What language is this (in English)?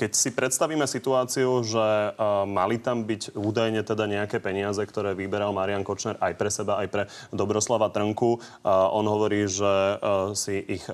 Slovak